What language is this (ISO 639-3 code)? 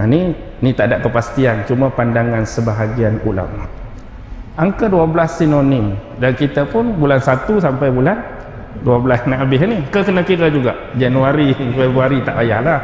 msa